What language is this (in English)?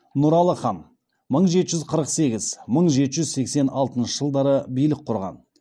Kazakh